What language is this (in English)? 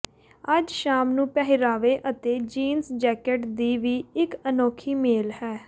Punjabi